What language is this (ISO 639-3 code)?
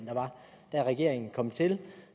dan